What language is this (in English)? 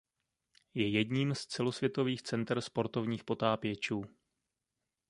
Czech